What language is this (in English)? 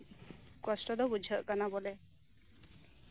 Santali